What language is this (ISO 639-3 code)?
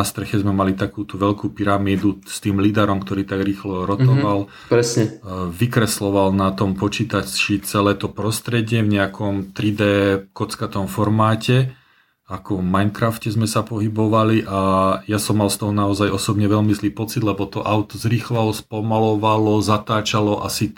slk